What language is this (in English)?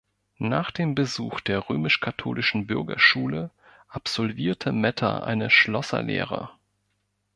German